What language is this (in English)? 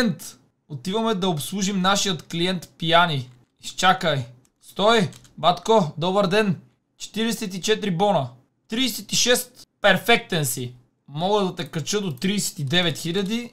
Bulgarian